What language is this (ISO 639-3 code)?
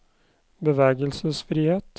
nor